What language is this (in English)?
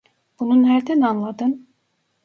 Turkish